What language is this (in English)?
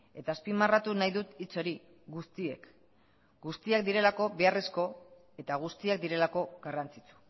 Basque